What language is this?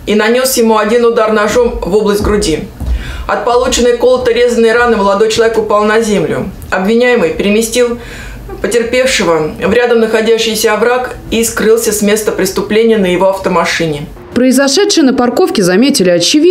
Russian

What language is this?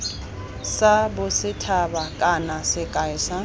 Tswana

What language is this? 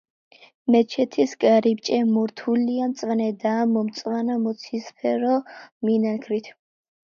Georgian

